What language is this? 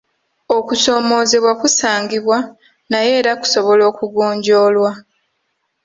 Ganda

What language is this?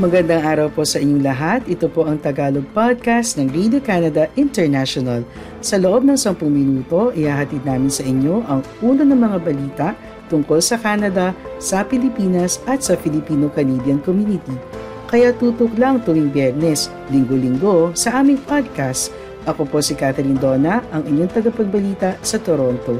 Filipino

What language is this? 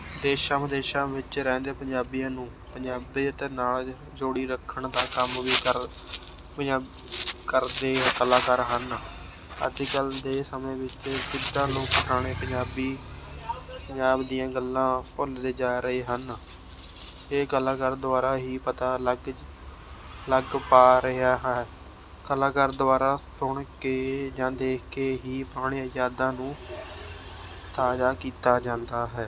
Punjabi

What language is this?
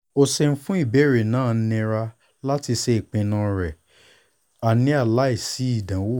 Yoruba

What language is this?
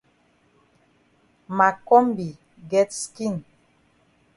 Cameroon Pidgin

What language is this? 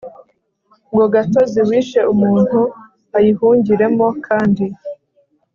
Kinyarwanda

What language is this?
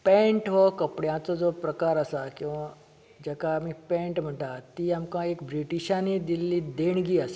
Konkani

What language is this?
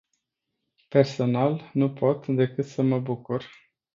Romanian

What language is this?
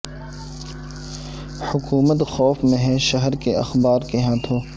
Urdu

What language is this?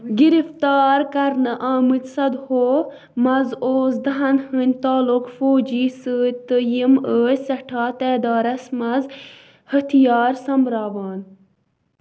Kashmiri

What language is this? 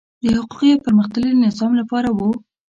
Pashto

